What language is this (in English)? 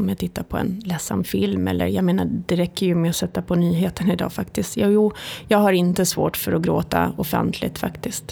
Swedish